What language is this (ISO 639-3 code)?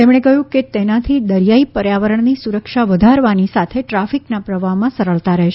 guj